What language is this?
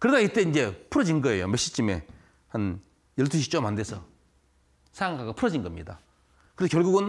Korean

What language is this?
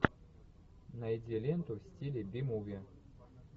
Russian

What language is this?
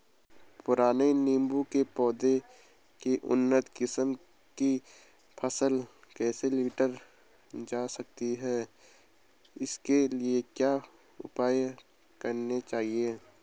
Hindi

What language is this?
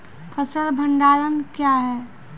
Maithili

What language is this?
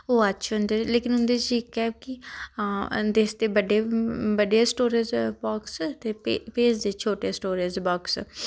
Dogri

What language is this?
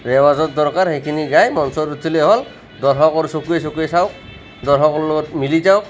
Assamese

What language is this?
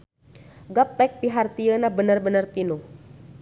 Sundanese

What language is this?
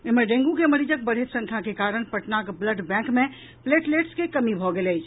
Maithili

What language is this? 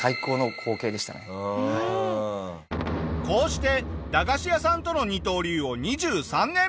Japanese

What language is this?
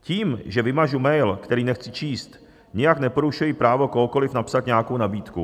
Czech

